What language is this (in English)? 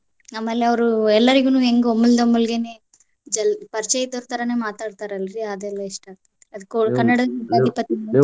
Kannada